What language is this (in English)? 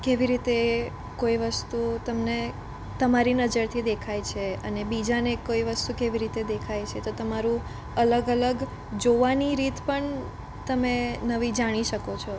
Gujarati